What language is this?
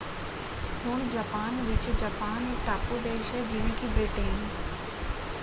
Punjabi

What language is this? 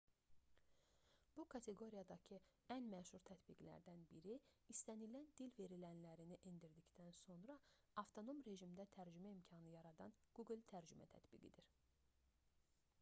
Azerbaijani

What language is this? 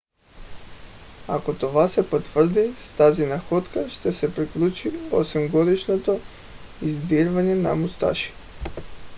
Bulgarian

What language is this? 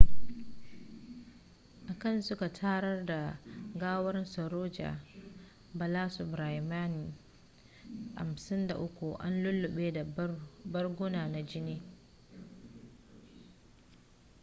Hausa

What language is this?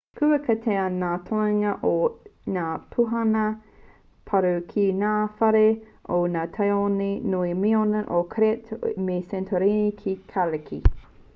Māori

